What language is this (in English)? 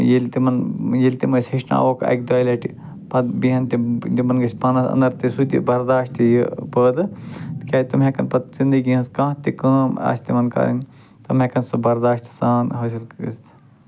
Kashmiri